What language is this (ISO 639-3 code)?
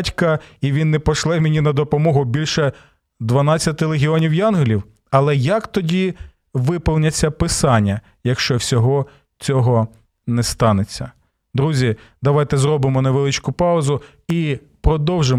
ukr